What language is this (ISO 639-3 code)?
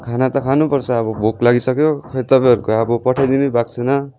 nep